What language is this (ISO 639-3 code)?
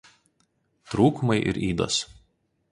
lit